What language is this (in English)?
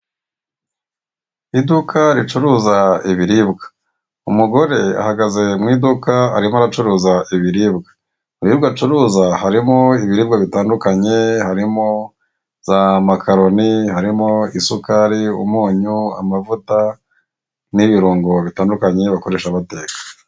Kinyarwanda